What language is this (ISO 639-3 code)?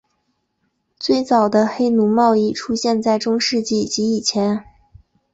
zho